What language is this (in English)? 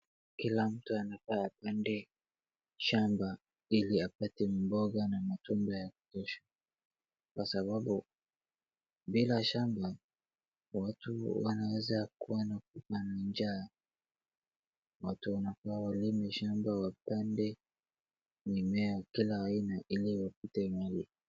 Swahili